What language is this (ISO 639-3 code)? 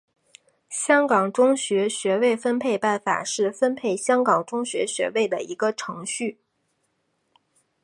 zho